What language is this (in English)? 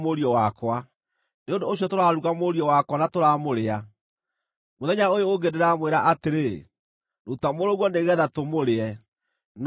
Kikuyu